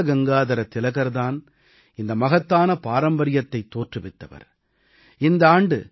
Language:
Tamil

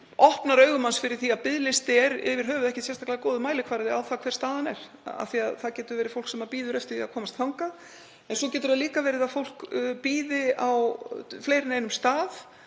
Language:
Icelandic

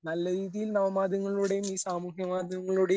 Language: Malayalam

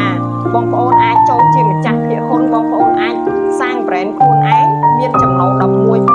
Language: Thai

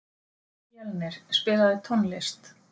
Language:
Icelandic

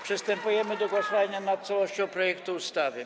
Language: Polish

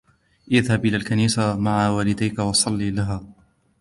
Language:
Arabic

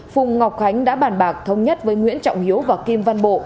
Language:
Vietnamese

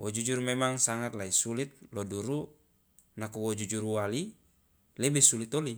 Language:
Loloda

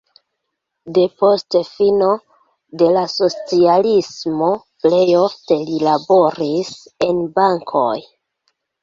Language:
Esperanto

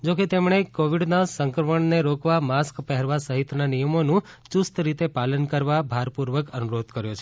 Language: Gujarati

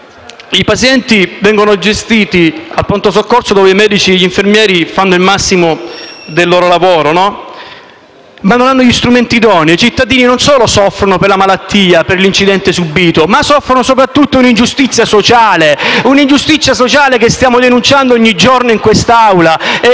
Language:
Italian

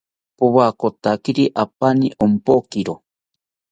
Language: South Ucayali Ashéninka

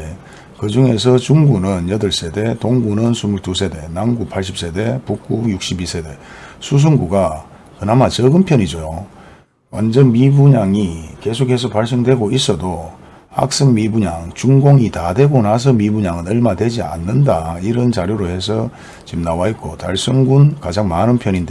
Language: Korean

